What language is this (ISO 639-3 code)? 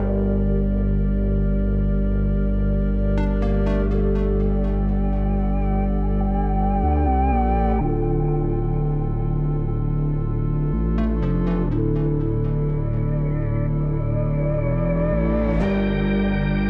eng